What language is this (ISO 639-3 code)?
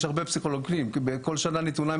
heb